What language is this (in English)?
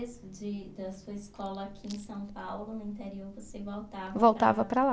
Portuguese